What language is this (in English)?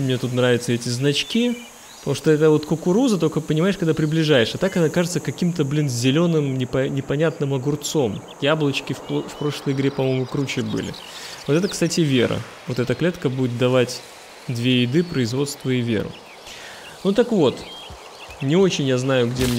Russian